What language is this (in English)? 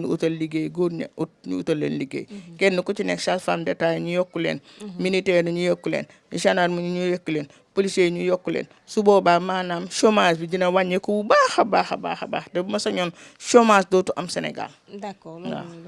French